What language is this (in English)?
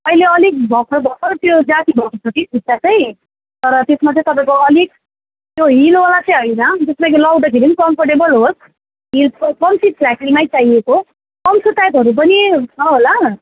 Nepali